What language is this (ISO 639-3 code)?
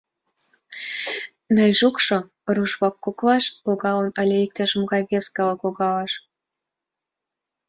chm